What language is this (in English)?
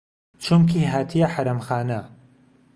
Central Kurdish